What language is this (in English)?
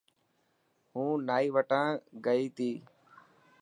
Dhatki